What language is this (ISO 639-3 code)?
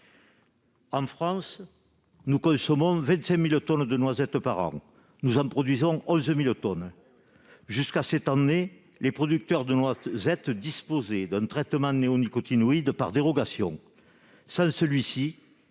fra